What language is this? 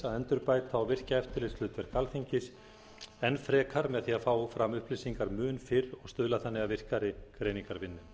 Icelandic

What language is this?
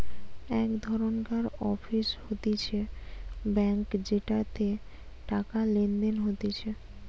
Bangla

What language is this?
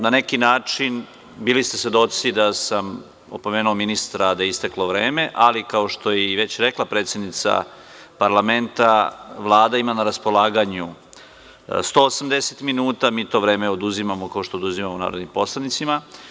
Serbian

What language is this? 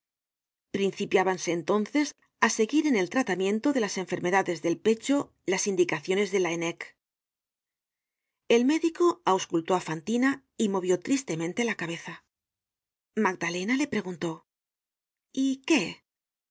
Spanish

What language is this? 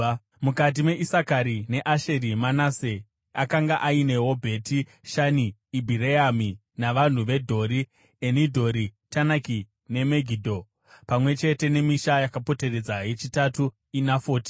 Shona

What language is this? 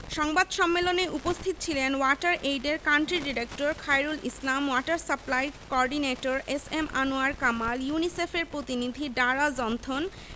Bangla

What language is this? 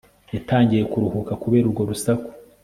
Kinyarwanda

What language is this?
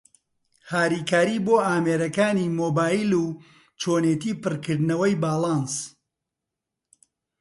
Central Kurdish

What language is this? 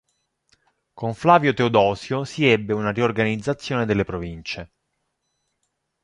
Italian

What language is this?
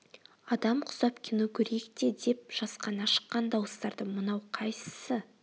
Kazakh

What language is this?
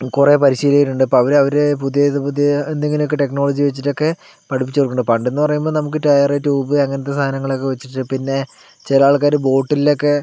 Malayalam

